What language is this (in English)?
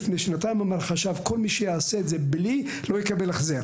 Hebrew